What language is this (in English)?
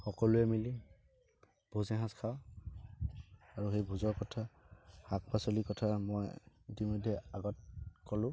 Assamese